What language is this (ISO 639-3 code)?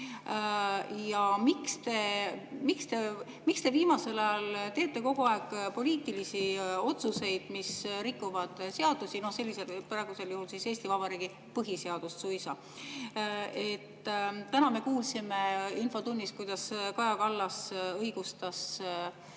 est